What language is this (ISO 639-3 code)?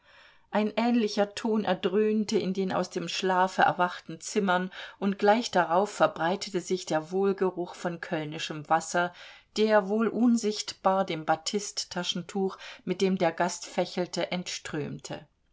deu